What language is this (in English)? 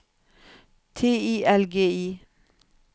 Norwegian